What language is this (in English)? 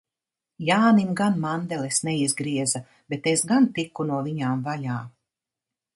Latvian